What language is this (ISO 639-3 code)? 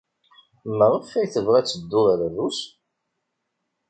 kab